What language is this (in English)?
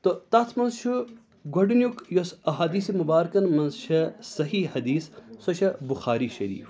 Kashmiri